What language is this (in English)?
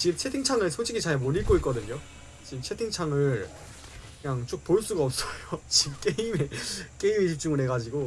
Korean